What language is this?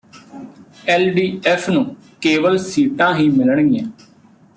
Punjabi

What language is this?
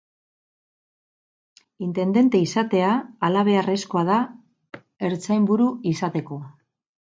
Basque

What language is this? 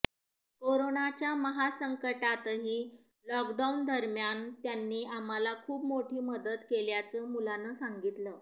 Marathi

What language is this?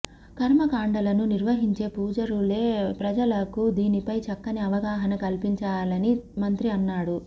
Telugu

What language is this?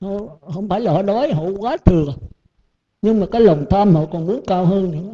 Vietnamese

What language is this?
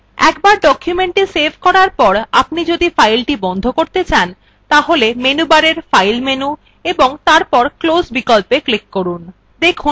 Bangla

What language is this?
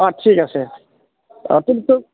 Assamese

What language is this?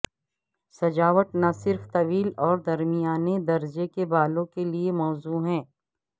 Urdu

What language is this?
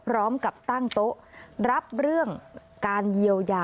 Thai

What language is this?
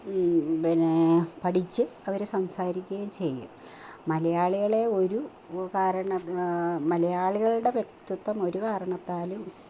Malayalam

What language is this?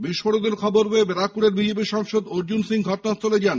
Bangla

